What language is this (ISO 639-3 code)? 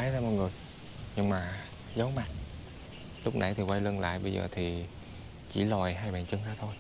vie